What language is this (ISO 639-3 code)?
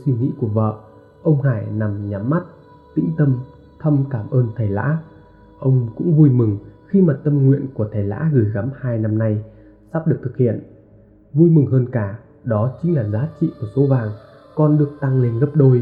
vie